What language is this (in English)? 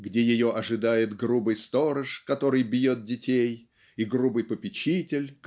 Russian